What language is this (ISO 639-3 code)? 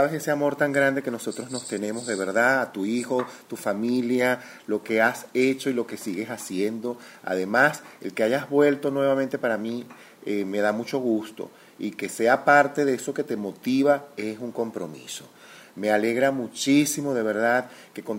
spa